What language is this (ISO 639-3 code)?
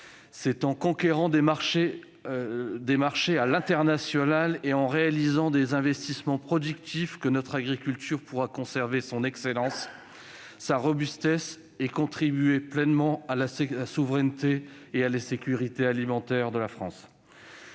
fra